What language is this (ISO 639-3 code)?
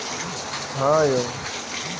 mai